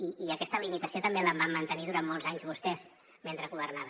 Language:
Catalan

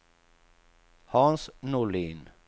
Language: Swedish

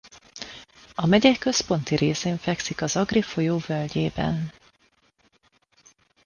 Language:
Hungarian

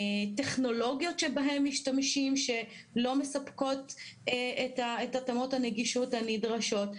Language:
Hebrew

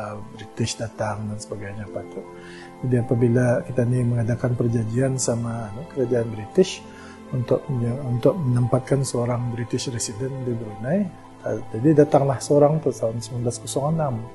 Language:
Malay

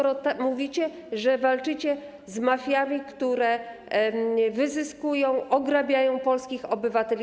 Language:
Polish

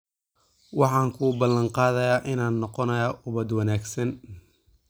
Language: Somali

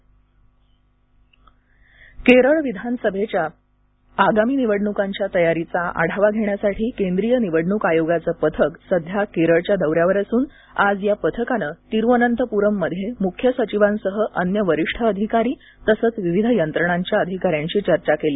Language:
Marathi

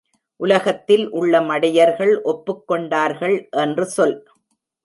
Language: Tamil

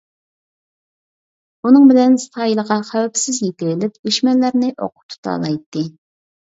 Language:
Uyghur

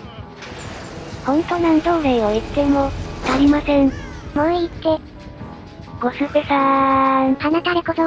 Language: Japanese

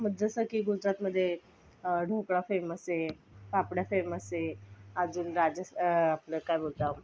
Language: Marathi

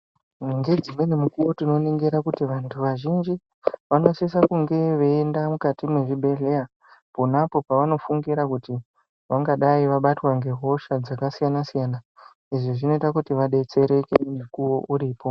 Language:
Ndau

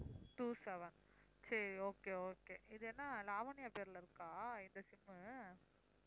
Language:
Tamil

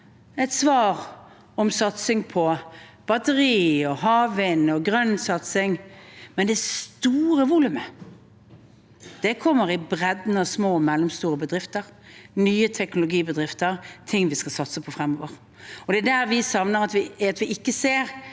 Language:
Norwegian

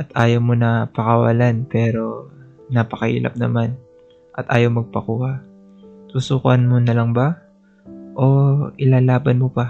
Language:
Filipino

